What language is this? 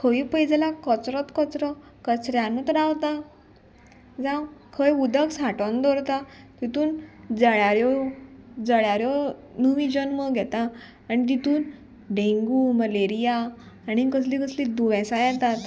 Konkani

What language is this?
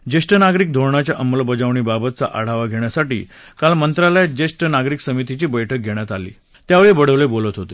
Marathi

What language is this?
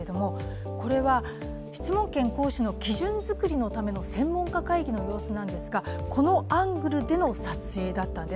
Japanese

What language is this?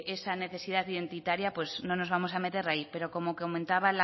Spanish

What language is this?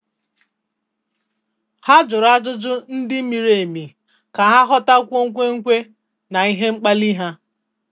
Igbo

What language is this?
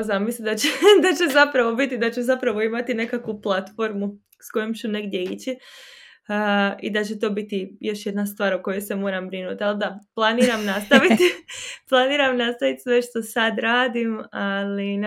Croatian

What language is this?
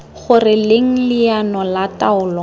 Tswana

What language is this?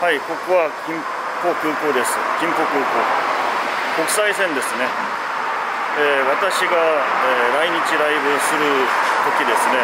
Japanese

